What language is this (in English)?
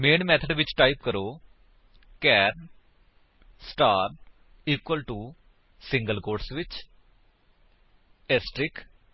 Punjabi